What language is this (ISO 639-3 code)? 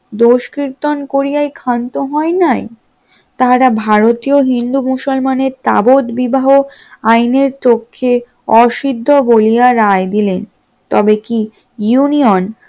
ben